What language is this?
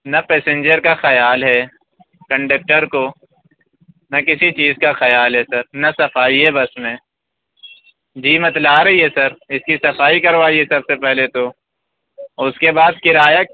Urdu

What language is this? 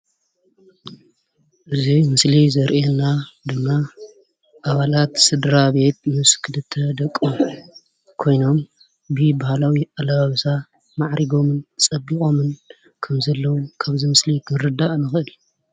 Tigrinya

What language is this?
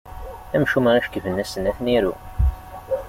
Kabyle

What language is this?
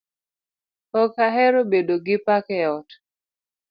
Luo (Kenya and Tanzania)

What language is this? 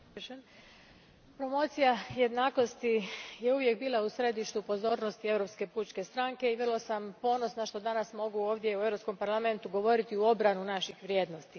Croatian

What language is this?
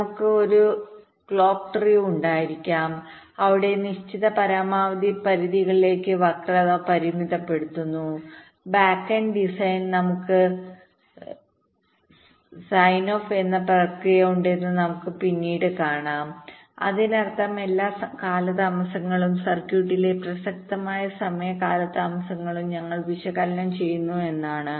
Malayalam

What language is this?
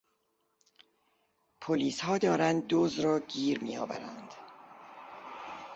Persian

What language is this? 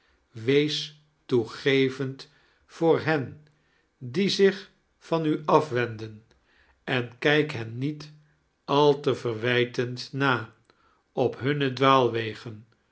Dutch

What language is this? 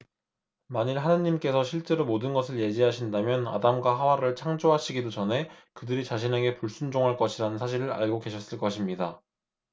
Korean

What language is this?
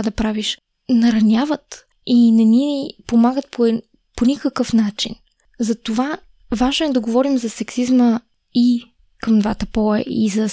Bulgarian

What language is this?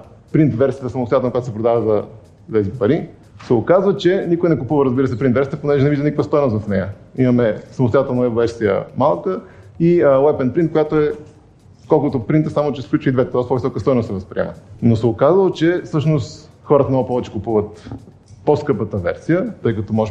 Bulgarian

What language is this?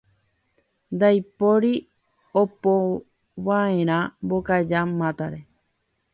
Guarani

